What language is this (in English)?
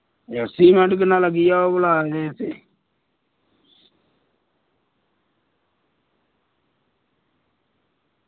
Dogri